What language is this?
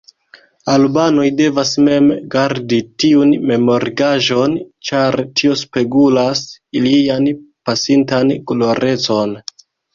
Esperanto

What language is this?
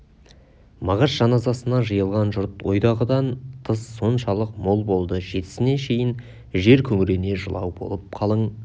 Kazakh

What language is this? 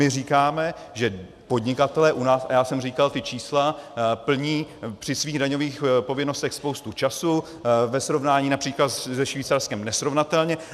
Czech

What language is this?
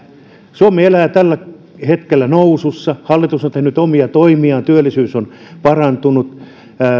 Finnish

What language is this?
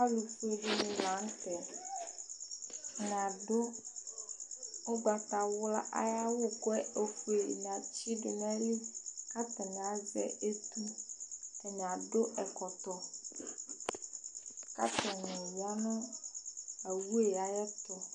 Ikposo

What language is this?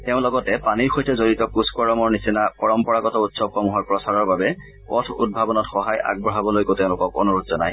Assamese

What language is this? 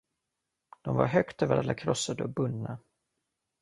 Swedish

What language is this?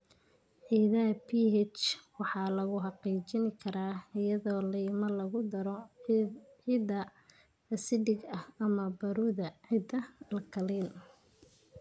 Somali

